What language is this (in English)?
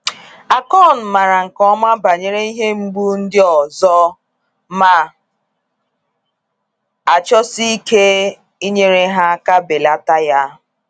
Igbo